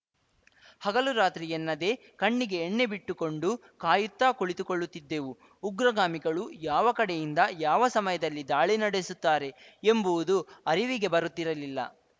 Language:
Kannada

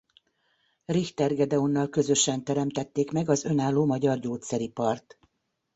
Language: Hungarian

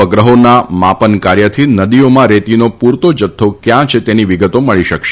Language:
Gujarati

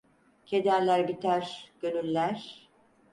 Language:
Turkish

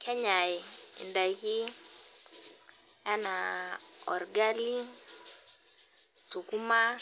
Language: Masai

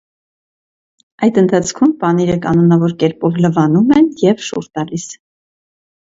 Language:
Armenian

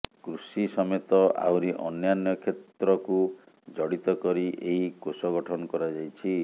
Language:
Odia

